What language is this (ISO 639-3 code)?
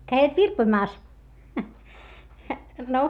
fin